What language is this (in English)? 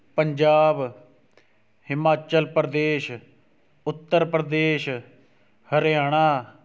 Punjabi